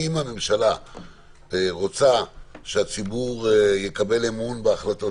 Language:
Hebrew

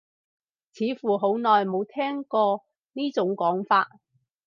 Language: Cantonese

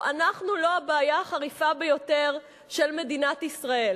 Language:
Hebrew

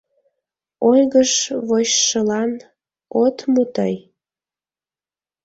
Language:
Mari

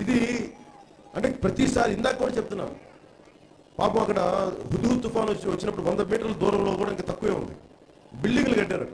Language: Telugu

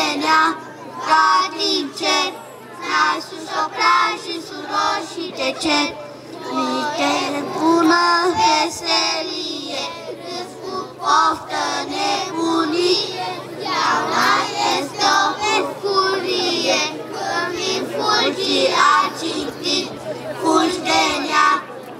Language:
Romanian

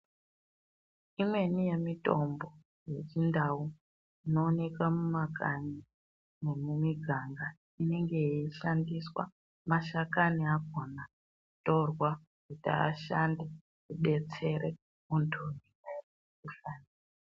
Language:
Ndau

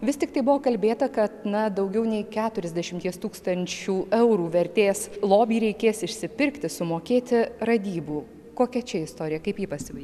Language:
Lithuanian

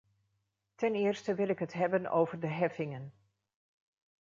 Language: Dutch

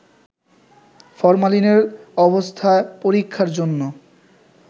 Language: Bangla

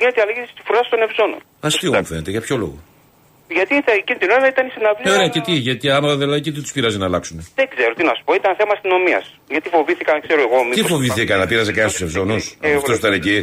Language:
Greek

